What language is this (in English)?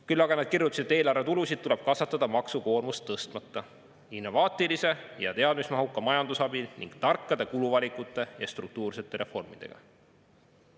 Estonian